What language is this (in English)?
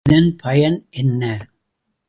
Tamil